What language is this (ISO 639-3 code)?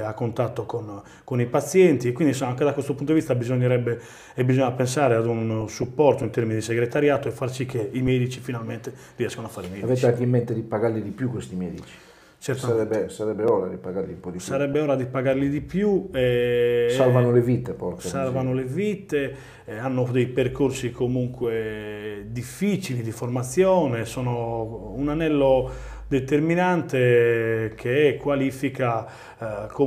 ita